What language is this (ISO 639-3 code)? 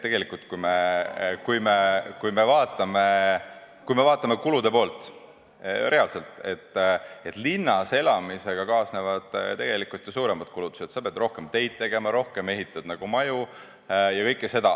est